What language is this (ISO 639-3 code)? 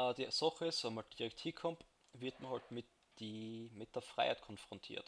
deu